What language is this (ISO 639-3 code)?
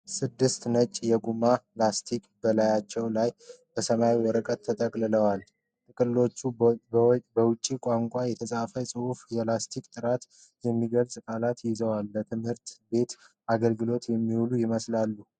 amh